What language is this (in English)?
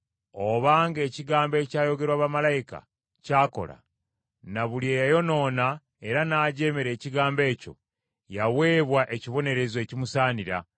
Ganda